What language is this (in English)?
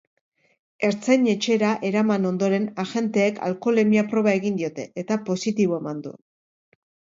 Basque